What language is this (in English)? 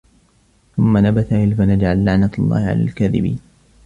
Arabic